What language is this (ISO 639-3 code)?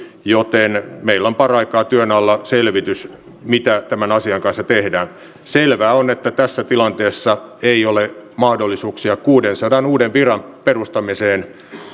fin